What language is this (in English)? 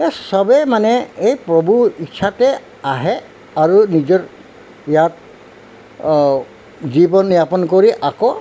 Assamese